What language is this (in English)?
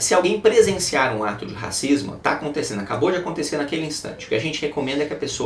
Portuguese